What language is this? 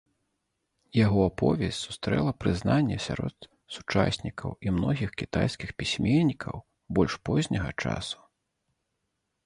Belarusian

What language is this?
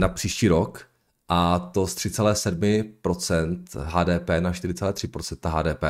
Czech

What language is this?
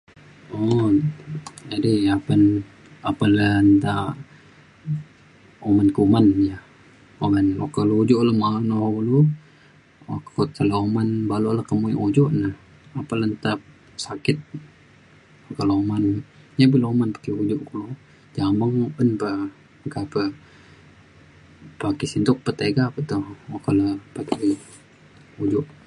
Mainstream Kenyah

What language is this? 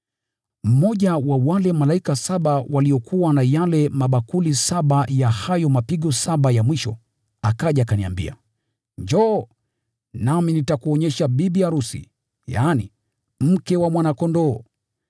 Swahili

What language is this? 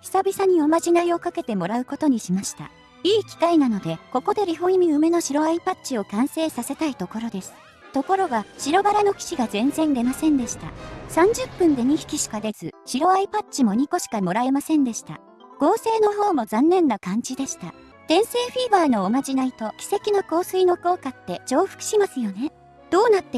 Japanese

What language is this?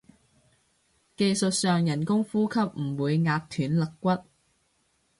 Cantonese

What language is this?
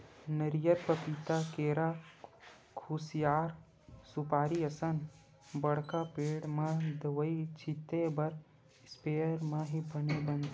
Chhattisgarhi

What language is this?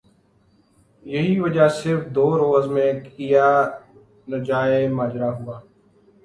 Urdu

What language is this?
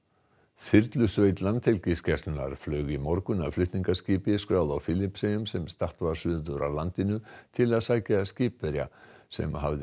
Icelandic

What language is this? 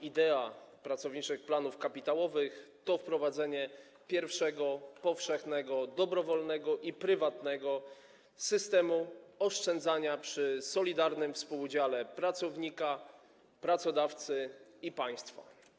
Polish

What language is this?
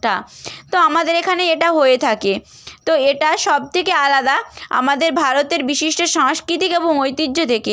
Bangla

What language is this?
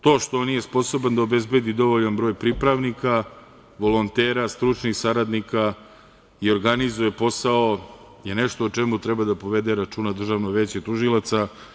Serbian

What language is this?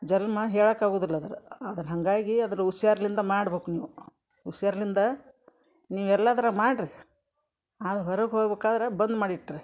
Kannada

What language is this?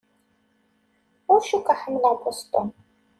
Kabyle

